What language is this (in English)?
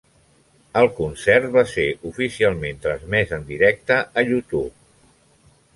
Catalan